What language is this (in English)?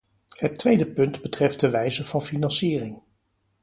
Dutch